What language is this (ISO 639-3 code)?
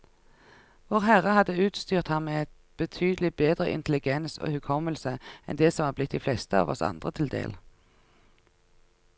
nor